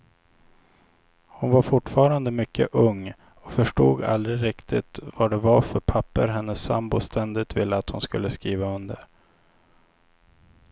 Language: Swedish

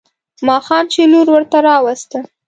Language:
Pashto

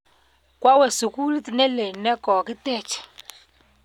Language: Kalenjin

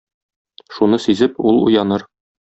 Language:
Tatar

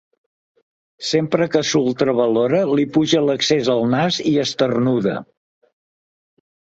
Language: Catalan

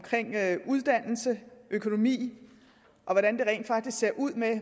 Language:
Danish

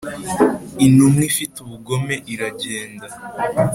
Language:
Kinyarwanda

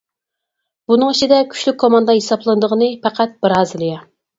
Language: Uyghur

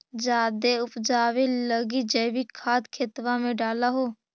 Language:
Magahi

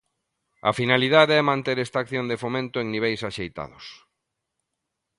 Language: Galician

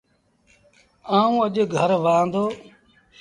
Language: Sindhi Bhil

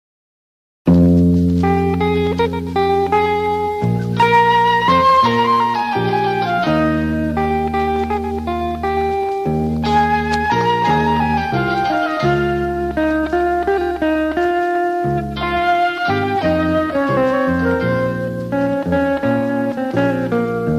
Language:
Turkish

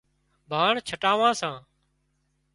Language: Wadiyara Koli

